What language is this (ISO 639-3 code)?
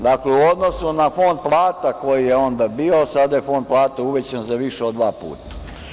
srp